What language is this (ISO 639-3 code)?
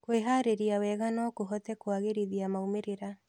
kik